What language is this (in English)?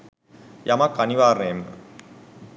Sinhala